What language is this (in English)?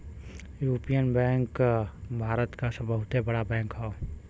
Bhojpuri